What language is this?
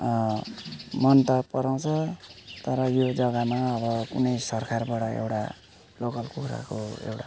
Nepali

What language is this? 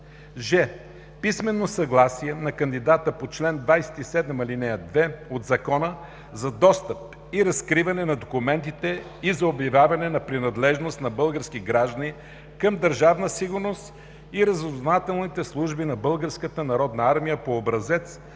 Bulgarian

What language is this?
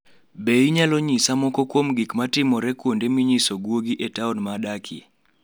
Luo (Kenya and Tanzania)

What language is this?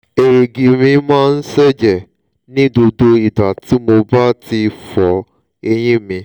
Yoruba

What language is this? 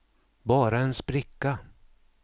Swedish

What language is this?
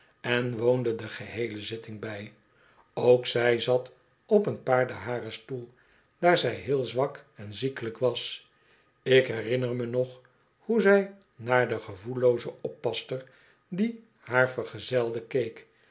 Dutch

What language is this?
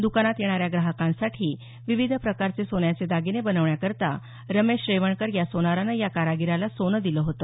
Marathi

